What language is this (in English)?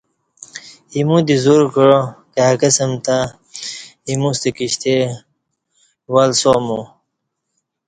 Kati